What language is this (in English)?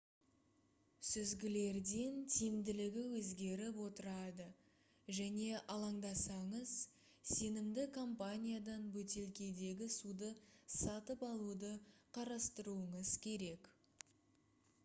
Kazakh